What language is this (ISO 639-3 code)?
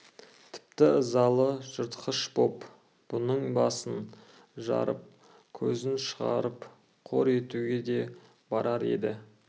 kaz